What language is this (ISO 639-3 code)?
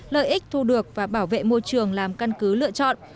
vie